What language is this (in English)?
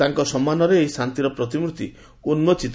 Odia